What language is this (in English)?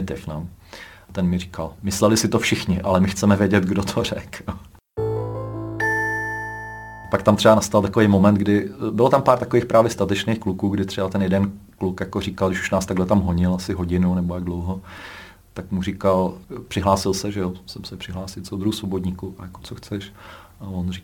Czech